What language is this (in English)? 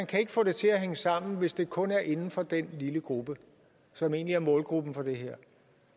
Danish